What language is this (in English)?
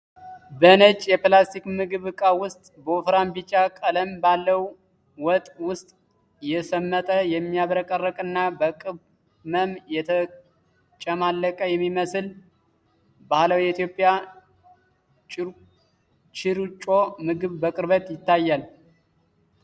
Amharic